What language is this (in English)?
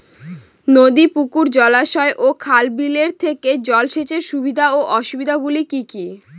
Bangla